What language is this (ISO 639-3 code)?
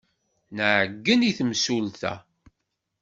kab